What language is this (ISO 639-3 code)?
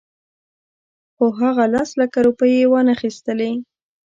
pus